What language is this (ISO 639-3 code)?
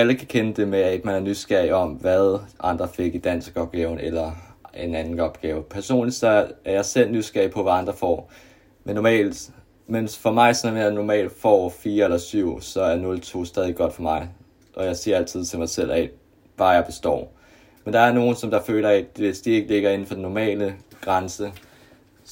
dan